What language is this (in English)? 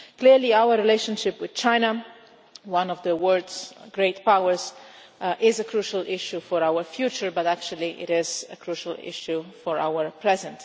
English